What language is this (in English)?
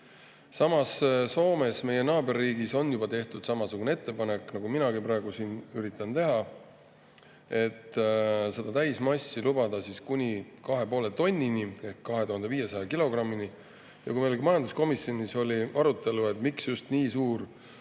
Estonian